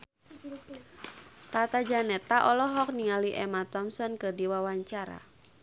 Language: Sundanese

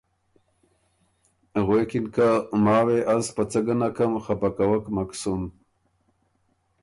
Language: Ormuri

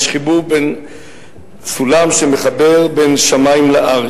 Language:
Hebrew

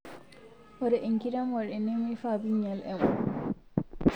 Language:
Masai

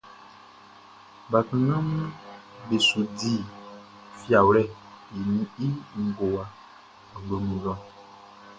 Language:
Baoulé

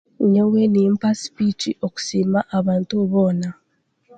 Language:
Chiga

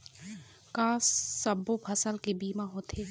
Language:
Chhattisgarhi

